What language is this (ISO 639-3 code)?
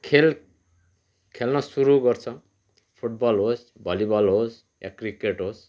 nep